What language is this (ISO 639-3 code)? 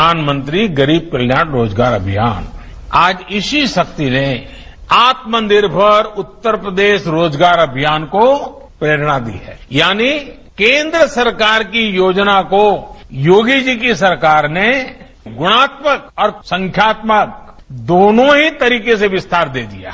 hin